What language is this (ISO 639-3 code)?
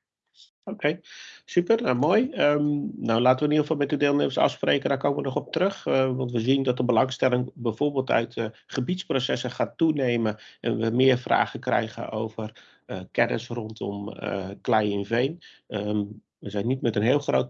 nld